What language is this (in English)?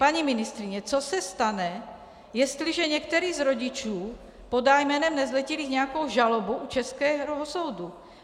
Czech